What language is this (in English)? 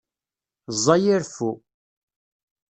Kabyle